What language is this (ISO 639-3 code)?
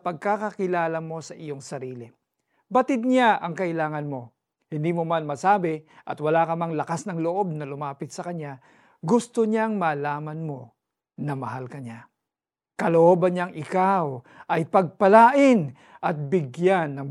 fil